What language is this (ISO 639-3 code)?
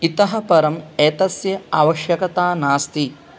san